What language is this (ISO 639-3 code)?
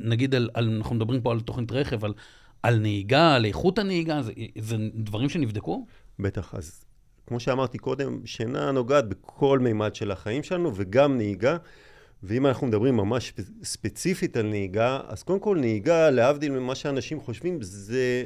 heb